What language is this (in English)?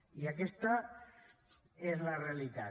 Catalan